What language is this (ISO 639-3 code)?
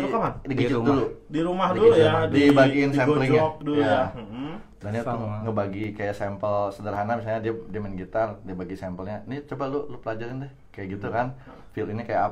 ind